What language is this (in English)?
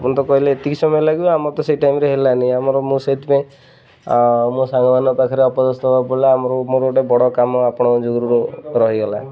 Odia